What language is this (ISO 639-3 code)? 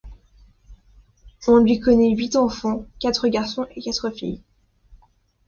fra